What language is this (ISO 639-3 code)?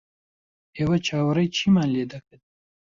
ckb